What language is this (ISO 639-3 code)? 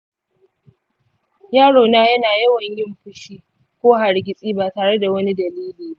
hau